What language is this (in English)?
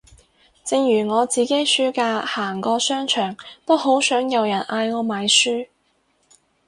Cantonese